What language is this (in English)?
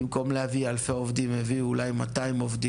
Hebrew